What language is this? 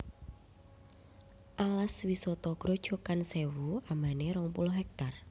Javanese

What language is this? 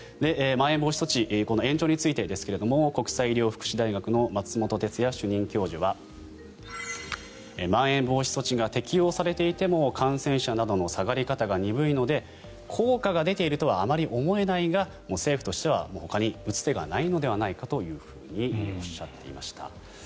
Japanese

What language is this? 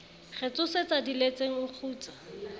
Southern Sotho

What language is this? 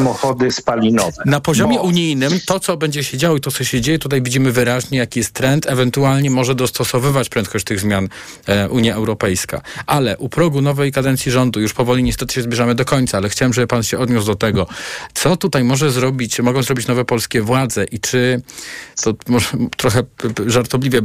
Polish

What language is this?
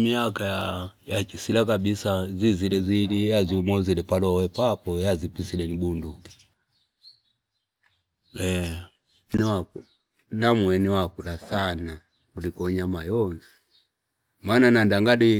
Fipa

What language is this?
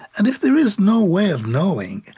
English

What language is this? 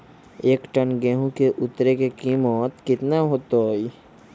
Magahi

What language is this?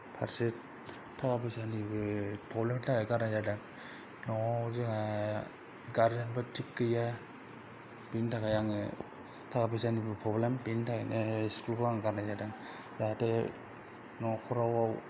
Bodo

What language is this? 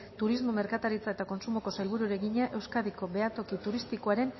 Basque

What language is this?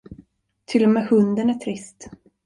Swedish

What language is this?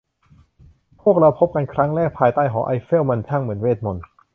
Thai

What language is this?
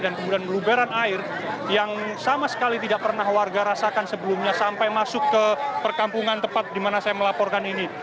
Indonesian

